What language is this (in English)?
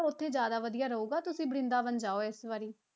Punjabi